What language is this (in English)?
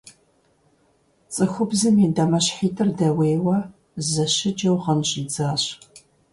Kabardian